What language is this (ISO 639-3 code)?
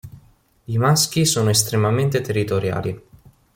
ita